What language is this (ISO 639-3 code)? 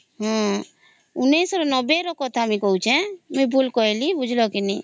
ori